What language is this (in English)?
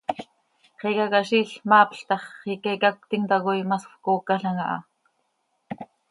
Seri